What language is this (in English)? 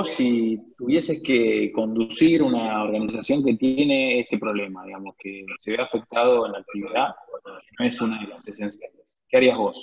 Spanish